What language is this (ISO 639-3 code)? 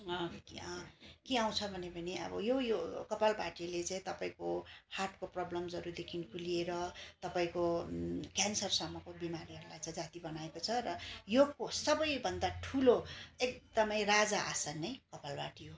nep